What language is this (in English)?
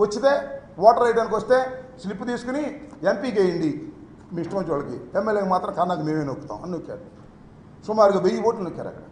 Telugu